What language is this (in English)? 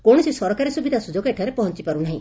Odia